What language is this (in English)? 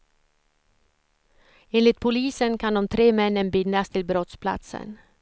Swedish